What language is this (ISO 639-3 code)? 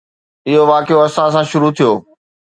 snd